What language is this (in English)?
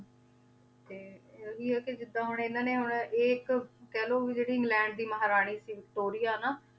Punjabi